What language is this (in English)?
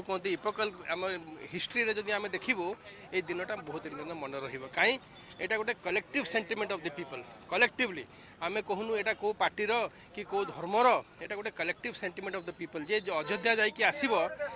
Hindi